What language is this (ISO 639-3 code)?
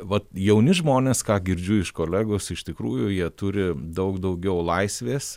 lit